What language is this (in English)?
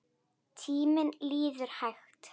Icelandic